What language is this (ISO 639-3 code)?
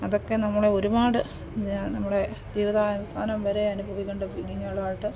mal